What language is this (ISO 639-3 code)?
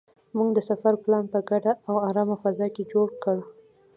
pus